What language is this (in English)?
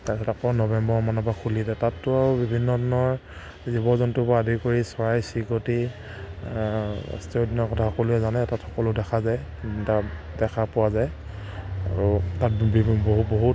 Assamese